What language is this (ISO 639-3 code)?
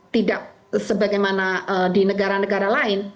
ind